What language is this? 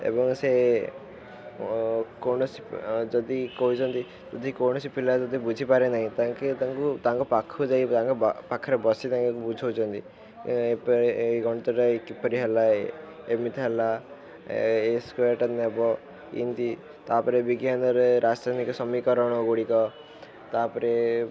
Odia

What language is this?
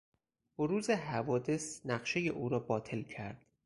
Persian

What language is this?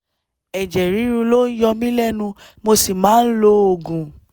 Yoruba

